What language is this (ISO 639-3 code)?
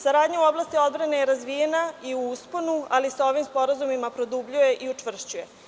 srp